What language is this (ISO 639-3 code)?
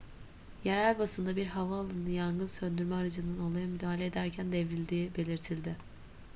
tur